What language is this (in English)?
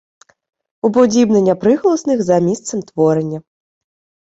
Ukrainian